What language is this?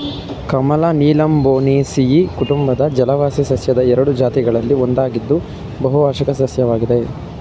Kannada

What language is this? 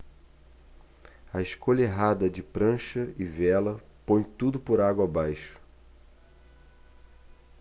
Portuguese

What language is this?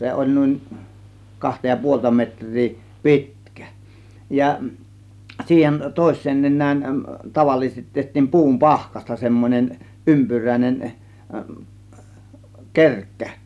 Finnish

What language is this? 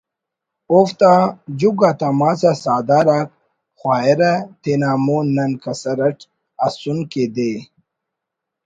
Brahui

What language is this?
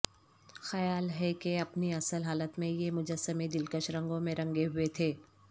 Urdu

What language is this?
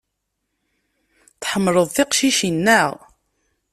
Kabyle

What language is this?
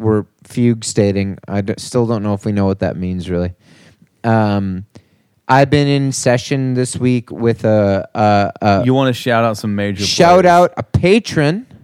English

